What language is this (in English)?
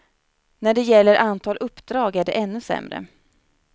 Swedish